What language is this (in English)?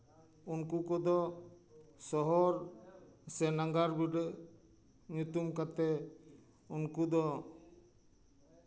Santali